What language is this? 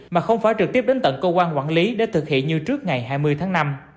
Vietnamese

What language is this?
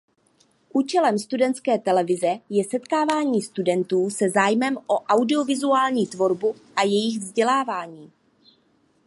Czech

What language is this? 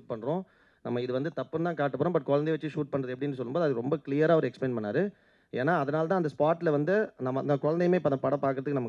Tamil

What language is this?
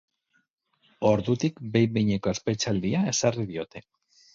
Basque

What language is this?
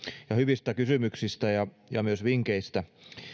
Finnish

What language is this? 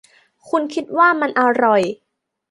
Thai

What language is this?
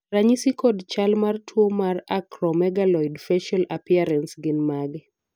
Luo (Kenya and Tanzania)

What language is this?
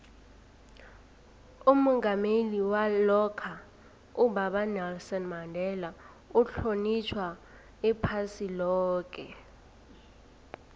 South Ndebele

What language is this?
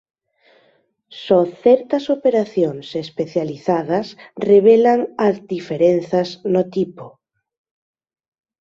Galician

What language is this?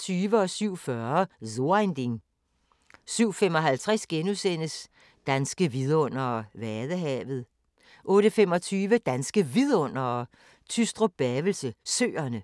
Danish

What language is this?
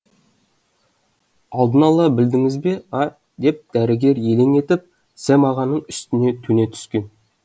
Kazakh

